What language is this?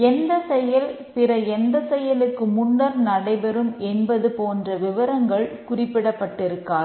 Tamil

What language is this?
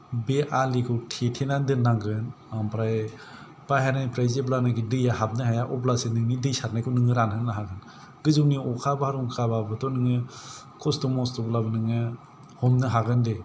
Bodo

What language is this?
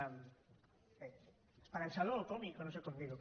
Catalan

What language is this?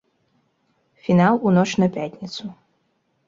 Belarusian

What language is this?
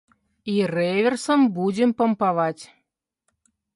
Belarusian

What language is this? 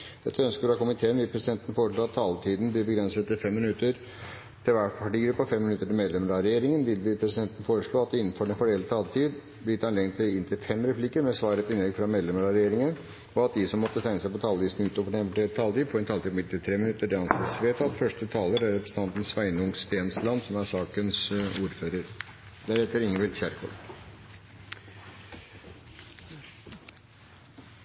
Norwegian Bokmål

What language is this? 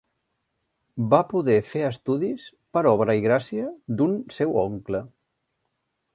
Catalan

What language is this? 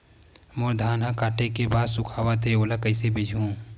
Chhattisgarhi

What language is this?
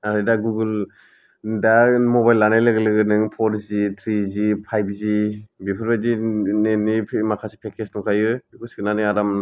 Bodo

